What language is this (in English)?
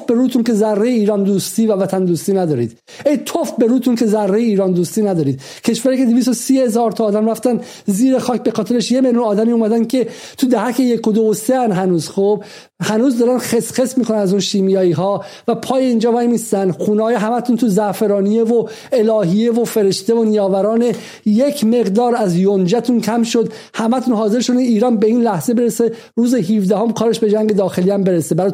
Persian